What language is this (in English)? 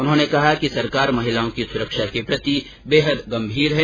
Hindi